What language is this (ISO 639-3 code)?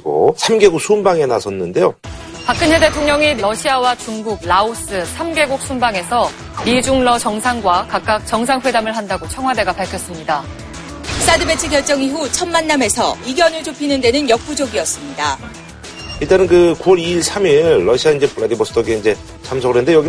kor